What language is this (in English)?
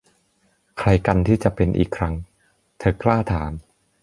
Thai